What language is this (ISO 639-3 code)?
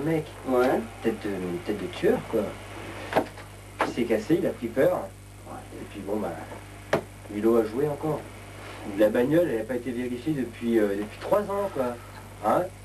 fra